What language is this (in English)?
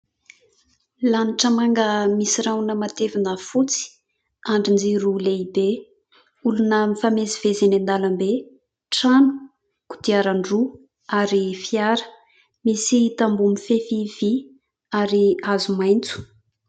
Malagasy